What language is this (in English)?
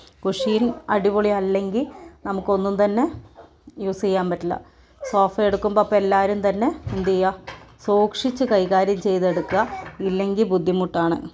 Malayalam